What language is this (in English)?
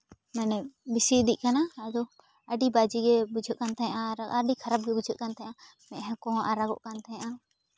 Santali